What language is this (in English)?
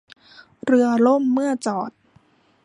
Thai